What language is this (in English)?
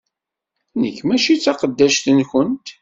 Kabyle